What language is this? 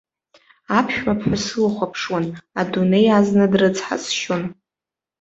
Abkhazian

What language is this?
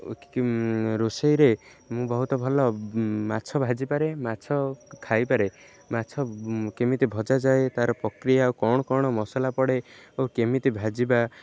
Odia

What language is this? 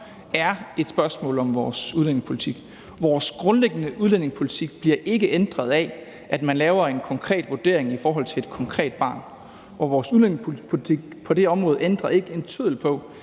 Danish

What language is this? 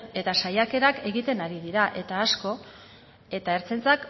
Basque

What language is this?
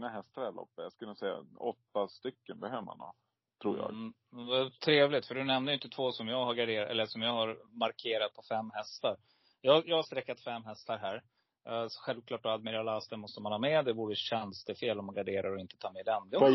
Swedish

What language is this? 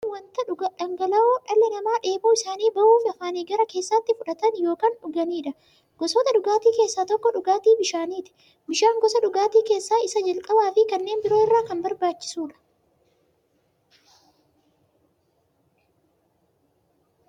Oromo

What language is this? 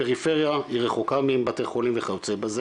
Hebrew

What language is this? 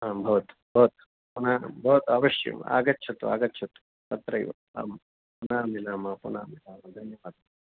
Sanskrit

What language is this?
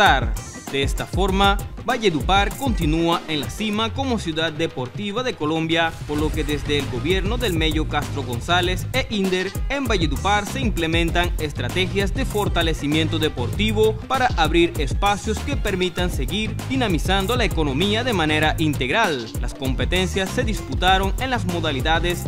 Spanish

